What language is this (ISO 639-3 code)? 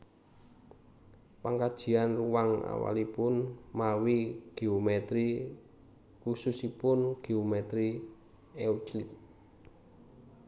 jav